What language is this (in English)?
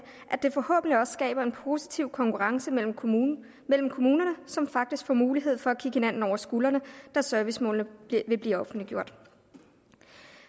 Danish